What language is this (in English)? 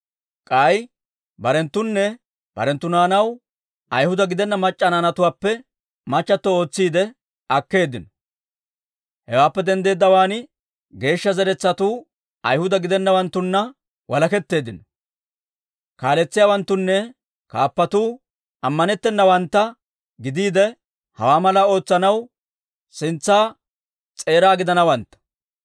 Dawro